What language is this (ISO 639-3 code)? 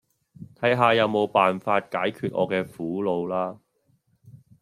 yue